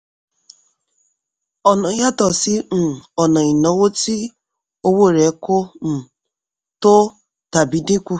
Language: Yoruba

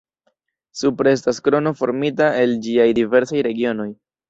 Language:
Esperanto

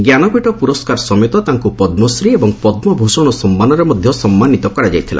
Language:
Odia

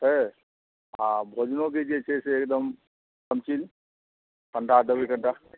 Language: Maithili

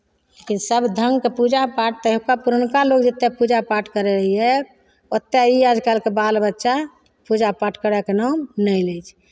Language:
Maithili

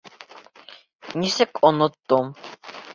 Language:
Bashkir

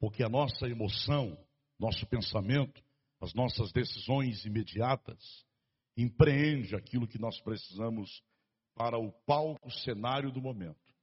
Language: Portuguese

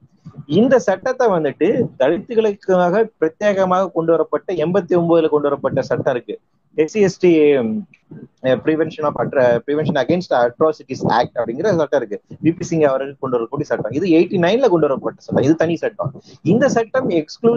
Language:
Tamil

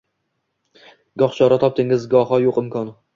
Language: Uzbek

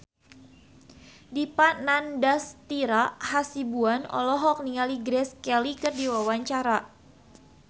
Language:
Sundanese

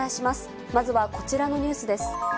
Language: Japanese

